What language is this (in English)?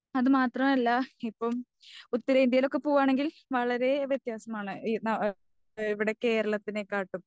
Malayalam